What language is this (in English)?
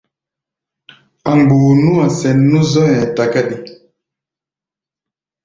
Gbaya